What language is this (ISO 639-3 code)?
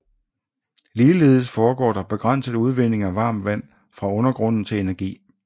dan